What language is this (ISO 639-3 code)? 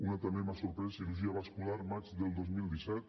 cat